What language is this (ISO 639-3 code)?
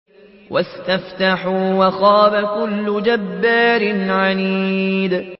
ara